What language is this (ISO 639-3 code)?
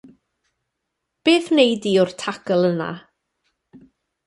cym